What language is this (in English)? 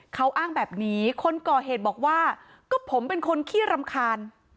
Thai